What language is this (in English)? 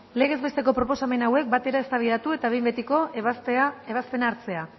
Basque